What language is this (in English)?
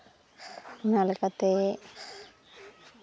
Santali